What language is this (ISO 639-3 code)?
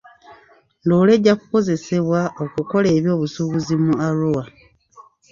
lug